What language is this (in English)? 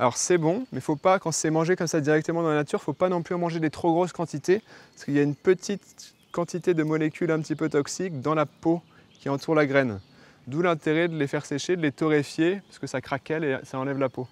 French